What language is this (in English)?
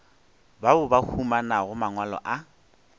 Northern Sotho